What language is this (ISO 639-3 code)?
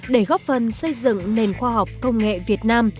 vie